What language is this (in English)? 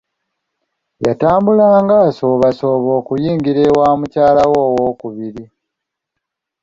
Ganda